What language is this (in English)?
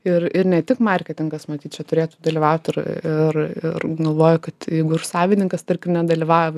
Lithuanian